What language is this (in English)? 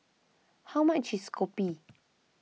English